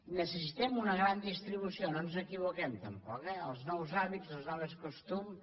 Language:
Catalan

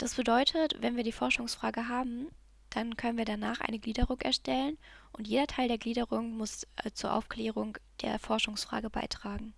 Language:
German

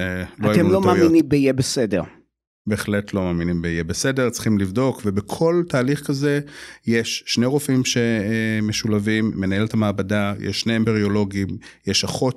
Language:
Hebrew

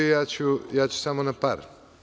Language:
Serbian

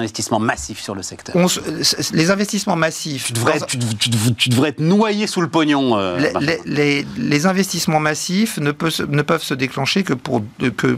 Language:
French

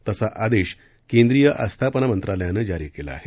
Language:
Marathi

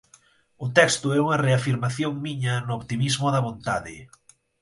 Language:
Galician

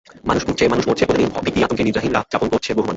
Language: Bangla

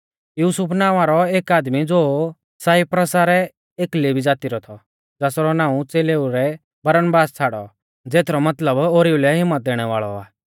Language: Mahasu Pahari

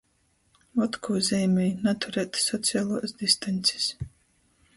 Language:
Latgalian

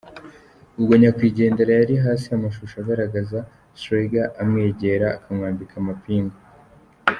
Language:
Kinyarwanda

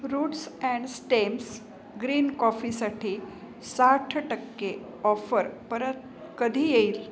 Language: Marathi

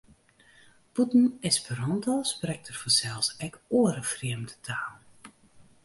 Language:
Western Frisian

